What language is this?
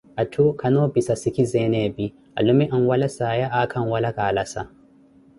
Koti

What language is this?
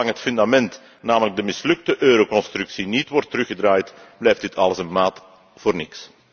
Dutch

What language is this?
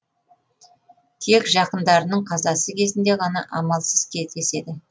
Kazakh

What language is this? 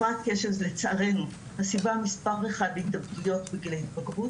Hebrew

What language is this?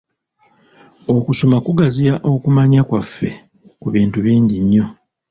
Ganda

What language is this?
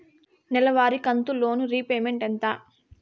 Telugu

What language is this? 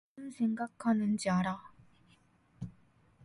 Korean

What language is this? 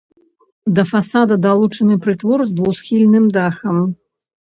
Belarusian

